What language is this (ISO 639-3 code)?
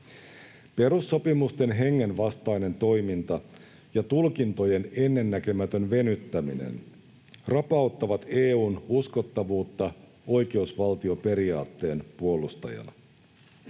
fin